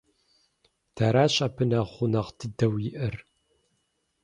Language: Kabardian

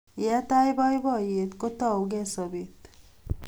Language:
Kalenjin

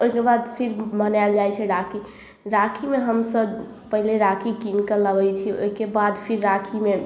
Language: Maithili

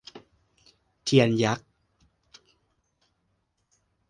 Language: Thai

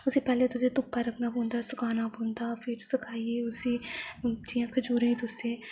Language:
Dogri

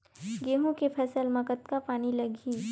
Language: Chhattisgarhi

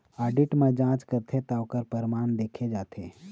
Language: Chhattisgarhi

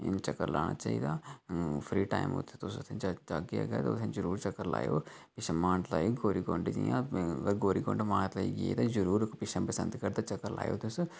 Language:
Dogri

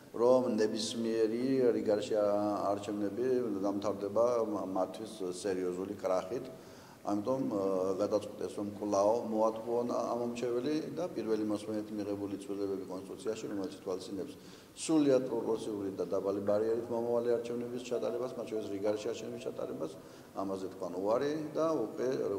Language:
Turkish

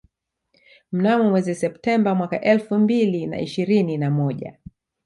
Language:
Swahili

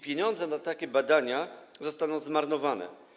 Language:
Polish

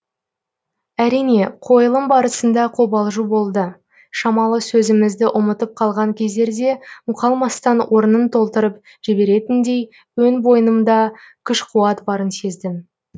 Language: Kazakh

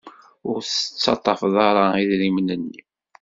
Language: Kabyle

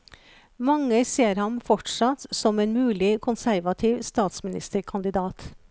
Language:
Norwegian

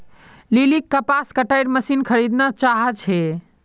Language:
Magahi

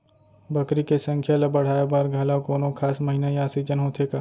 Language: Chhattisgarhi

